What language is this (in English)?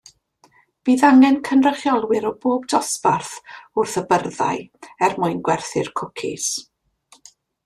Welsh